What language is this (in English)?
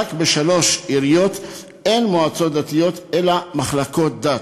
Hebrew